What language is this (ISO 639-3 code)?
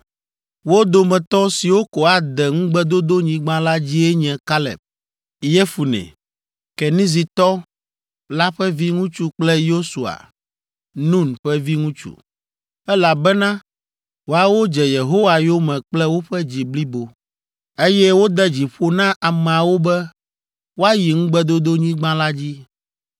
ewe